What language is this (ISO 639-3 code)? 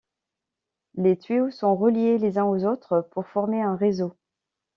fra